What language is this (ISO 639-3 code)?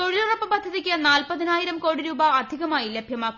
mal